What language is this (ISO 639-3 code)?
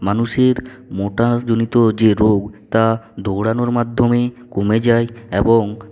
ben